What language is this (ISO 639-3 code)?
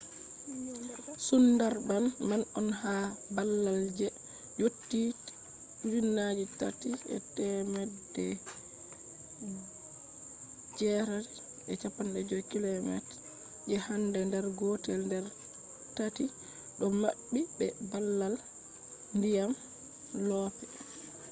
ful